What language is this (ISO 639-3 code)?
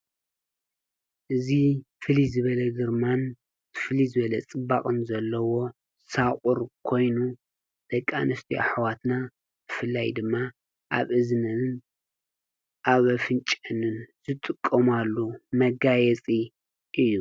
tir